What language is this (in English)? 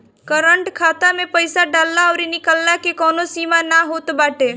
Bhojpuri